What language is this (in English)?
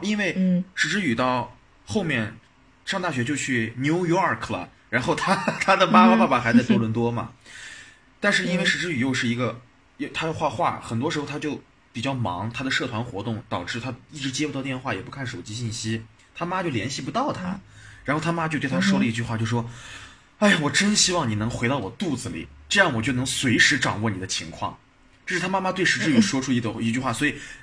Chinese